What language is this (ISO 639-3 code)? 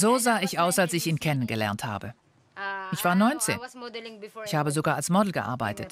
deu